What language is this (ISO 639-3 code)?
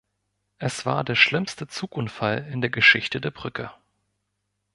deu